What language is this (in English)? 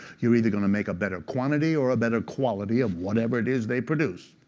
English